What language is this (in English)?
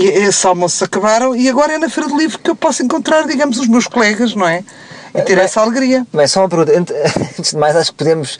Portuguese